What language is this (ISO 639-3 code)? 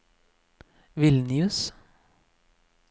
nor